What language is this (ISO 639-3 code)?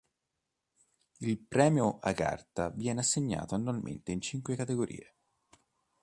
ita